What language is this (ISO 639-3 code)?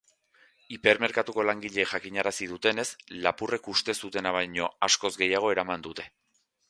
eus